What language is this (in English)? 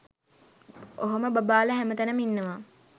Sinhala